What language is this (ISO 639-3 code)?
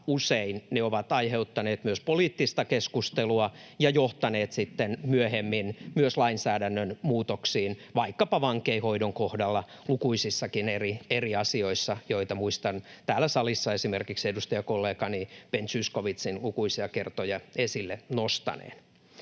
fin